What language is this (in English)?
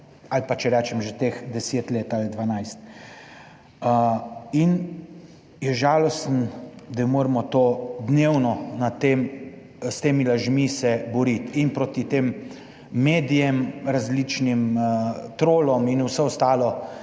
Slovenian